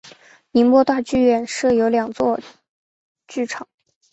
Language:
Chinese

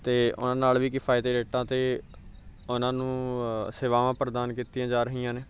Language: Punjabi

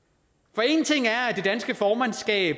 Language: Danish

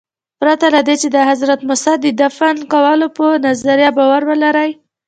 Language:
Pashto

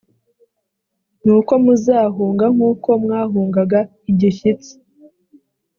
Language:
Kinyarwanda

